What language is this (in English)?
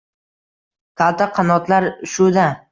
Uzbek